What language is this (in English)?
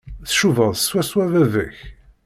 Kabyle